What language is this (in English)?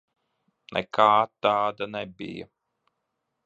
Latvian